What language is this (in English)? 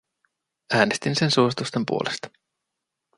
Finnish